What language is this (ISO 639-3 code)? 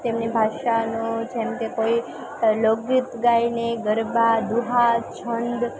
guj